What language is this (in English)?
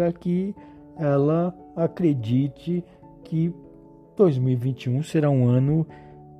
Portuguese